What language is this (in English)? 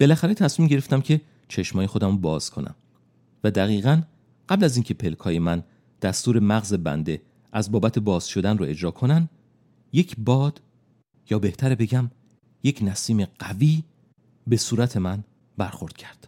Persian